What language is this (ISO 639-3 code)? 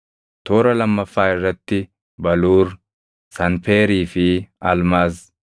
orm